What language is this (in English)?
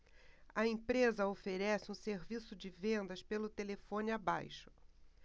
Portuguese